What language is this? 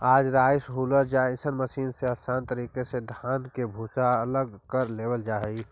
Magahi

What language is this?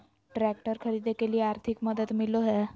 Magahi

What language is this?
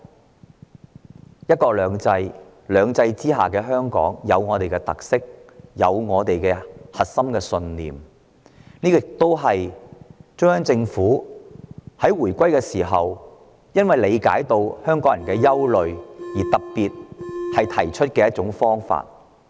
Cantonese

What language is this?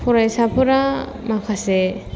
Bodo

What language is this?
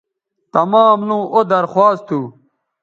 Bateri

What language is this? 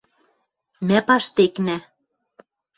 Western Mari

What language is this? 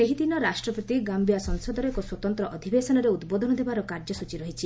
Odia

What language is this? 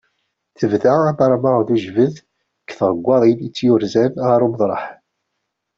Kabyle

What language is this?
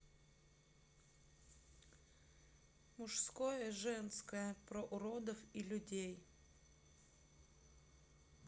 Russian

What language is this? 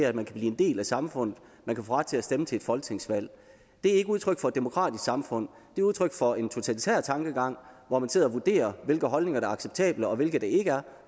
Danish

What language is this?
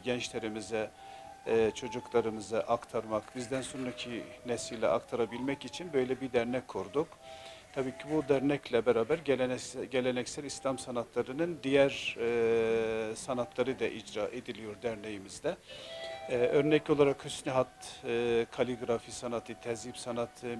Turkish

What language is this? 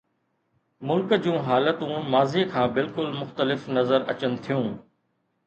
Sindhi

